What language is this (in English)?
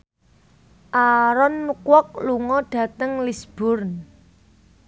Javanese